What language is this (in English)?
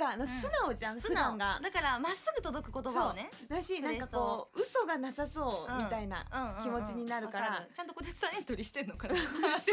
Japanese